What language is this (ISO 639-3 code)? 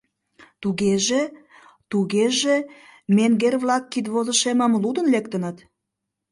chm